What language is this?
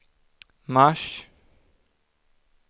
Swedish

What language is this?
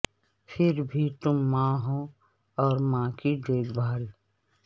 Urdu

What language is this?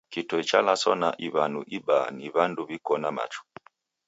Taita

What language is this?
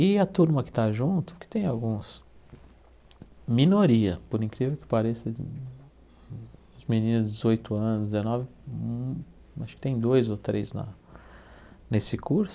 Portuguese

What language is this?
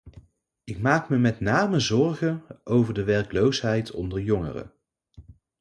Dutch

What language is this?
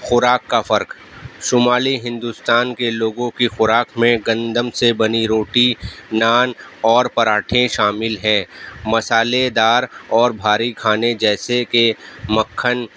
Urdu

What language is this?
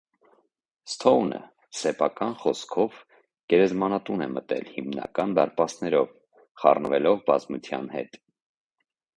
Armenian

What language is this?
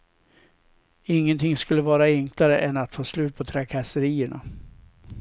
Swedish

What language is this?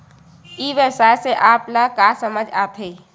Chhattisgarhi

